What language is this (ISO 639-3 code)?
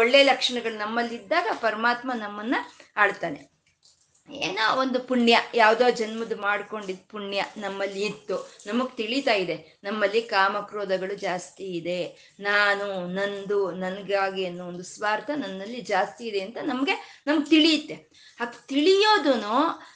kan